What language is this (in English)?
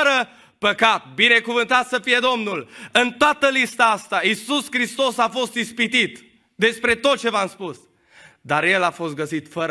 Romanian